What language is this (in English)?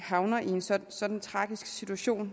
Danish